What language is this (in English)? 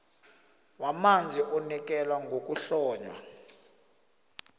South Ndebele